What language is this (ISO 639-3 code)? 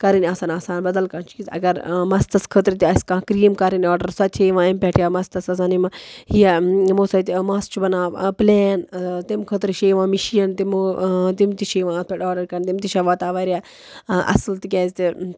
kas